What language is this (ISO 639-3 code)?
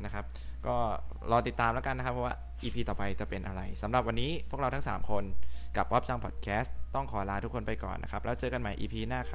tha